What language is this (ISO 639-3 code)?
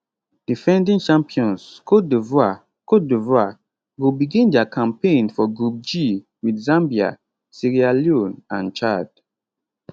pcm